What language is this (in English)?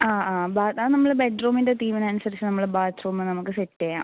Malayalam